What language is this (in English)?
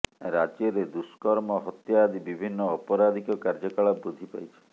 Odia